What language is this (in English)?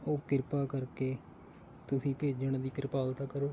Punjabi